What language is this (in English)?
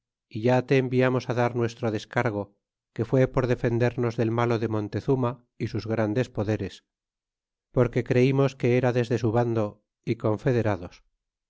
Spanish